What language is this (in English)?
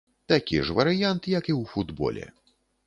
Belarusian